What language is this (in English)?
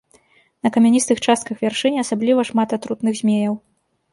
Belarusian